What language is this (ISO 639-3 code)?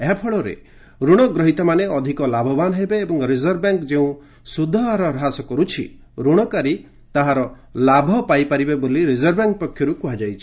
ori